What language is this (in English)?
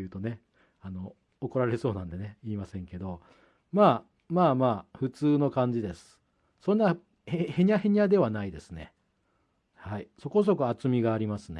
Japanese